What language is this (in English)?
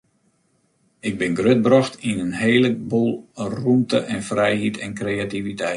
Western Frisian